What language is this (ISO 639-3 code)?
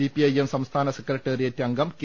mal